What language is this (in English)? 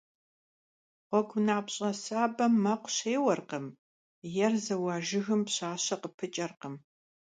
Kabardian